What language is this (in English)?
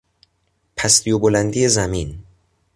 Persian